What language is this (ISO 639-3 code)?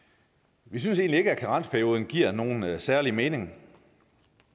dan